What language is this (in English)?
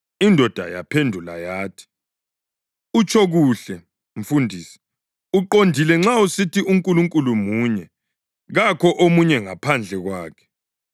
North Ndebele